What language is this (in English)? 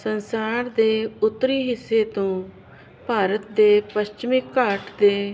Punjabi